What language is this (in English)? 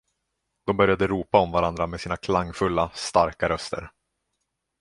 Swedish